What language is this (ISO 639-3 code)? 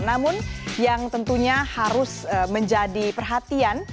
ind